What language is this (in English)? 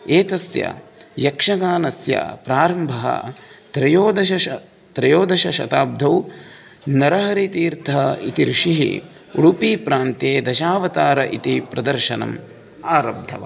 Sanskrit